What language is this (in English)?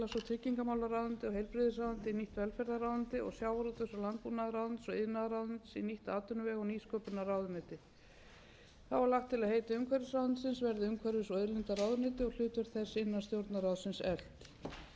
Icelandic